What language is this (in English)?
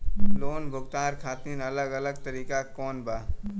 Bhojpuri